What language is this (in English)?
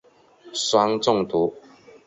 Chinese